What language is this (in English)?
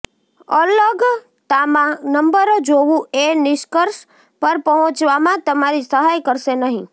Gujarati